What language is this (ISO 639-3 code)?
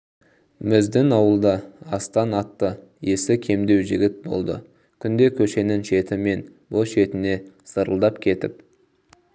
kaz